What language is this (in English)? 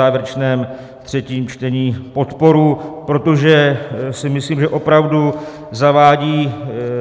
Czech